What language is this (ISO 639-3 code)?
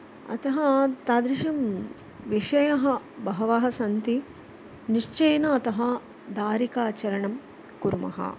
san